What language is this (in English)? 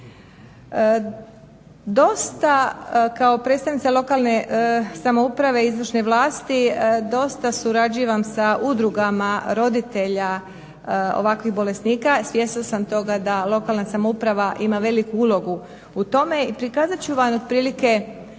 Croatian